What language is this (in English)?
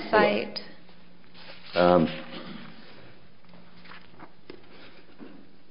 English